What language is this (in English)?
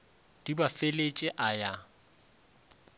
Northern Sotho